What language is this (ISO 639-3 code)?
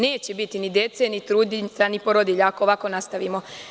srp